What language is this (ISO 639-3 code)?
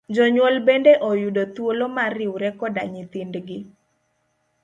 luo